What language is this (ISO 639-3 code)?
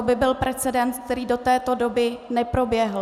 ces